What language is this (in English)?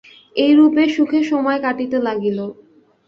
Bangla